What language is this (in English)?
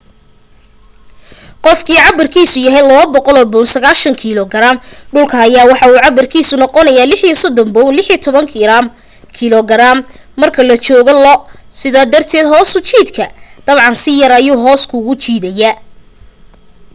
Somali